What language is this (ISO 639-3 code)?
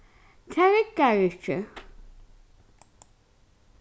fao